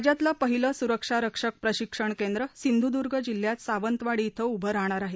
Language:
Marathi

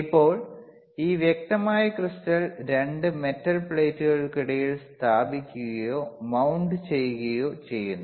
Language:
Malayalam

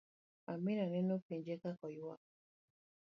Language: Luo (Kenya and Tanzania)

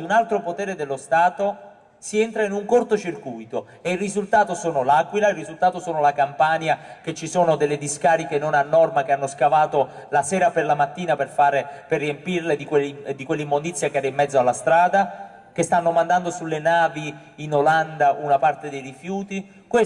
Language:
Italian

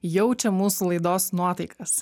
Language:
Lithuanian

